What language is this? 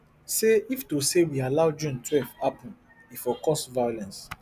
Nigerian Pidgin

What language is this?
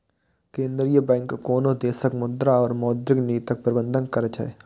Maithili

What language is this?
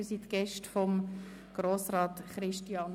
Swiss German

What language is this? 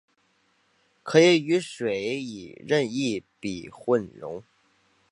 Chinese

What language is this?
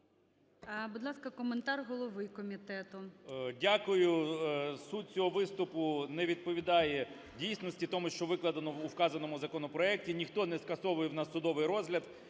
Ukrainian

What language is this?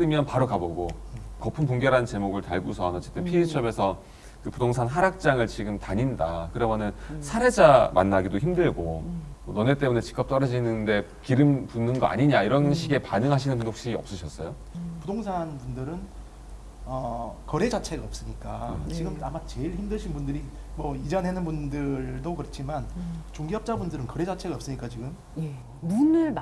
Korean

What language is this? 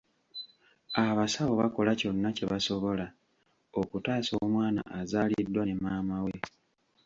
Ganda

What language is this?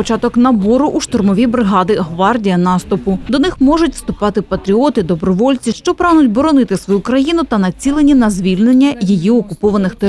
Ukrainian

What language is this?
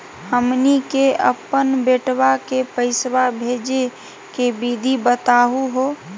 Magahi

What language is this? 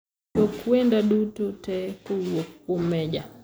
Luo (Kenya and Tanzania)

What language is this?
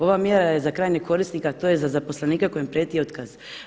Croatian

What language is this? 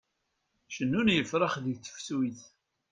Kabyle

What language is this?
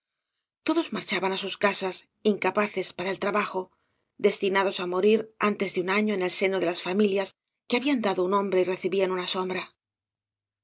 Spanish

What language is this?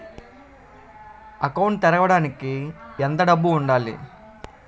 Telugu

